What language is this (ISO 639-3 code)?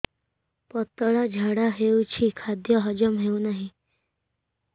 ori